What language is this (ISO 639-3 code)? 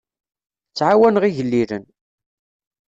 kab